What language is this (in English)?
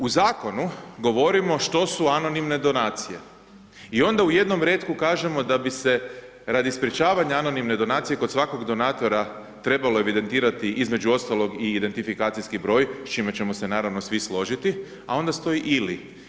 Croatian